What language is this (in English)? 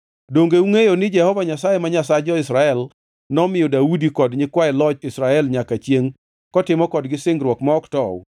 Luo (Kenya and Tanzania)